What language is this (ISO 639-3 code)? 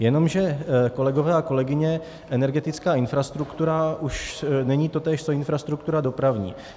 ces